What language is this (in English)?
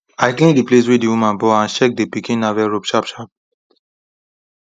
Nigerian Pidgin